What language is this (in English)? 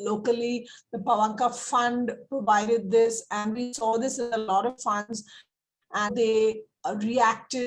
English